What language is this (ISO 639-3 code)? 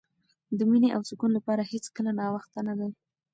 pus